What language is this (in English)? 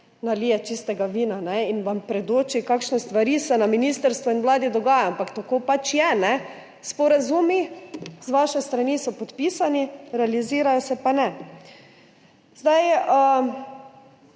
Slovenian